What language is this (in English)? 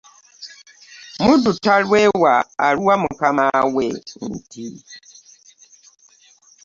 Ganda